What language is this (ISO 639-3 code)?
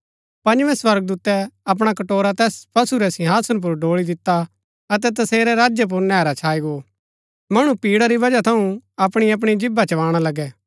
gbk